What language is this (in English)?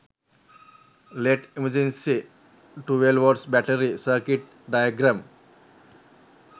Sinhala